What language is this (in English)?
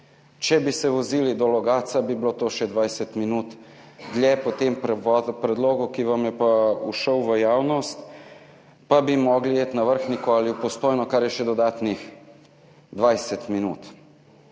Slovenian